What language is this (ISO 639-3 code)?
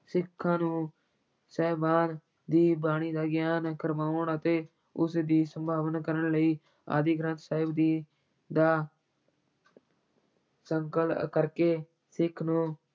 pan